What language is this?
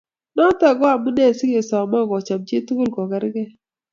Kalenjin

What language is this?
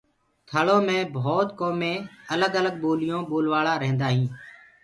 Gurgula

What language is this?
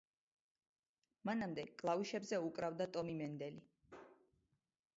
Georgian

